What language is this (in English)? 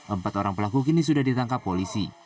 Indonesian